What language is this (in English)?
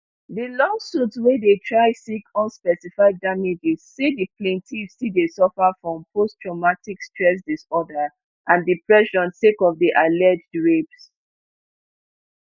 Nigerian Pidgin